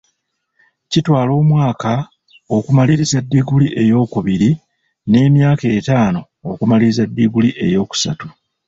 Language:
Ganda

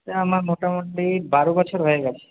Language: Bangla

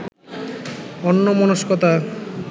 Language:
Bangla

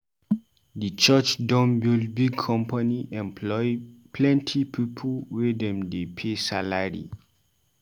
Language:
Nigerian Pidgin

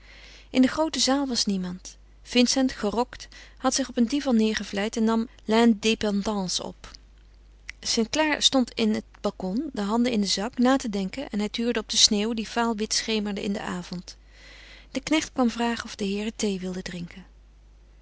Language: Dutch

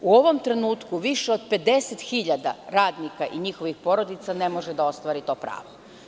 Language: Serbian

